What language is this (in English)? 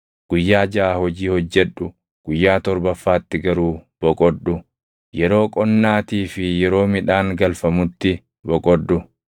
Oromo